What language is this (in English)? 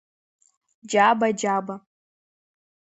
Abkhazian